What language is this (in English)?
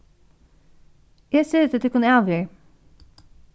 Faroese